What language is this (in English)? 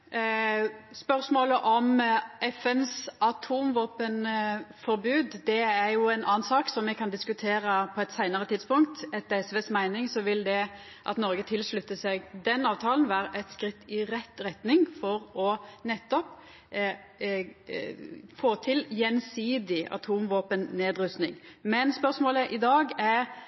Norwegian Nynorsk